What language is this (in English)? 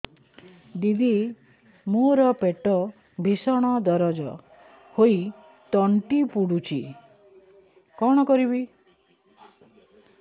Odia